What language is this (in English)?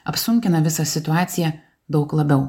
Lithuanian